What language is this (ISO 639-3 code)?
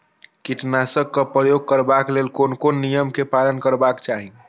mai